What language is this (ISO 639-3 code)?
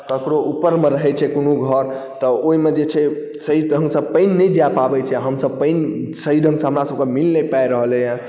mai